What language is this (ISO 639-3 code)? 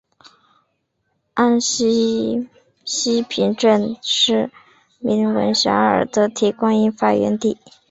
zho